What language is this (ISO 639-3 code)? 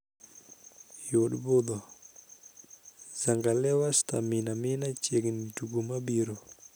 luo